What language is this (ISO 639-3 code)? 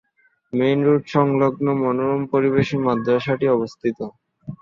ben